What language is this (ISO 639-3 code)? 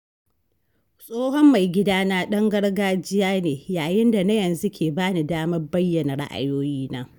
hau